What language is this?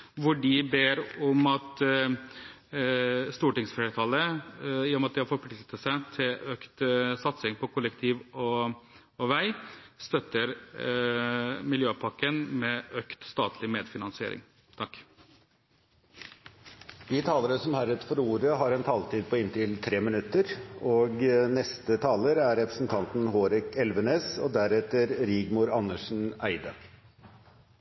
Norwegian Bokmål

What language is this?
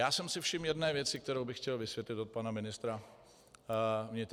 Czech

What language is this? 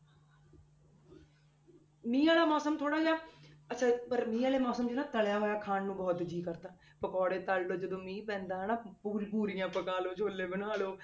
Punjabi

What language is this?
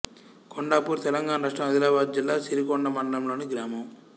Telugu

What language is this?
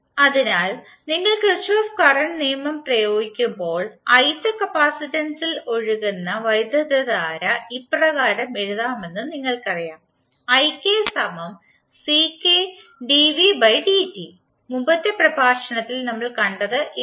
Malayalam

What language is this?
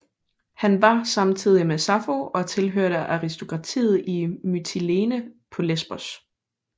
Danish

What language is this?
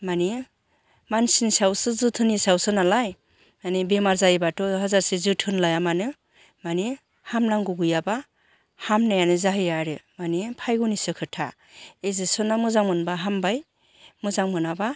Bodo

